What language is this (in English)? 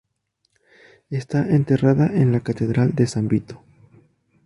Spanish